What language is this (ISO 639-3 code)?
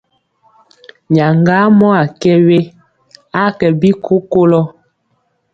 mcx